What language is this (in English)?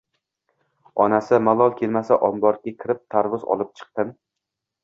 Uzbek